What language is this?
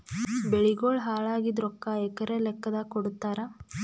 Kannada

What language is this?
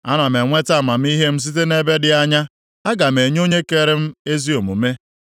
Igbo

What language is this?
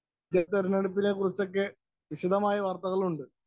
Malayalam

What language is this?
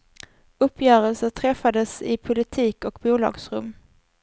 Swedish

